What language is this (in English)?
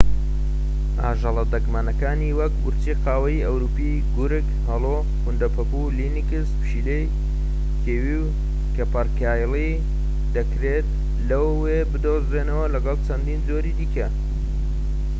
Central Kurdish